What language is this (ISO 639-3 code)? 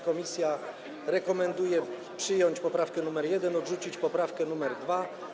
pol